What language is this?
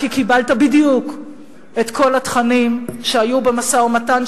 Hebrew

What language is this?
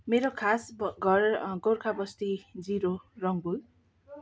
Nepali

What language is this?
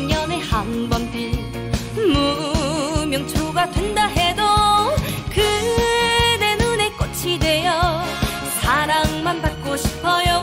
Korean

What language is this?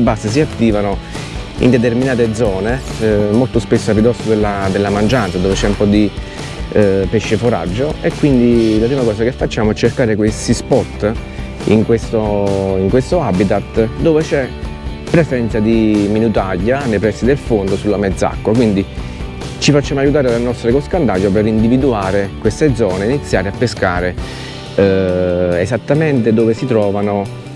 Italian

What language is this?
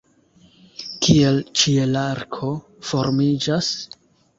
Esperanto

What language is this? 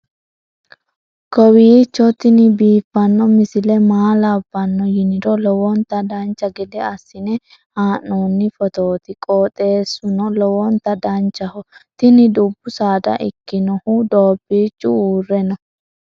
Sidamo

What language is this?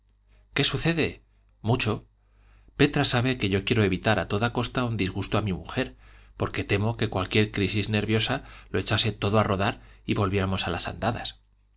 Spanish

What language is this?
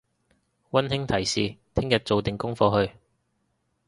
Cantonese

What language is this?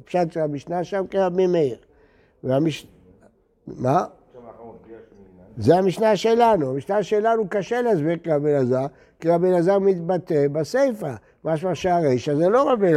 Hebrew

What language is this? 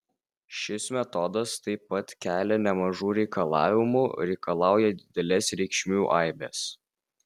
Lithuanian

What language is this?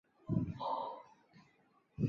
Chinese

